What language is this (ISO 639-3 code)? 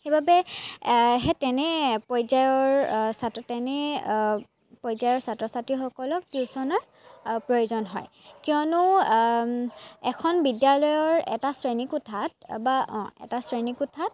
asm